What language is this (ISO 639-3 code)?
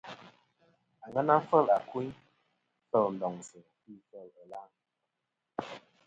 bkm